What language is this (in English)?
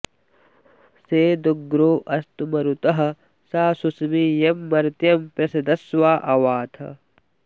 Sanskrit